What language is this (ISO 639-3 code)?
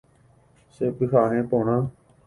grn